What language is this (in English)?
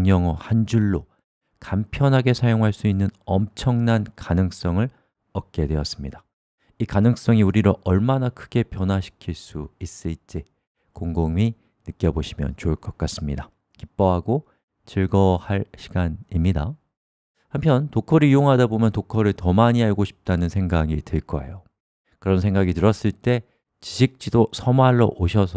Korean